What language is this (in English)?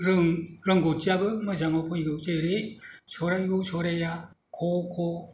Bodo